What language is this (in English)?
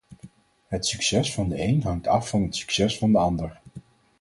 Dutch